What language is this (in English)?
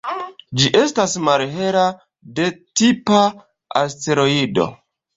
Esperanto